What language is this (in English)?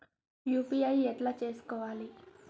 Telugu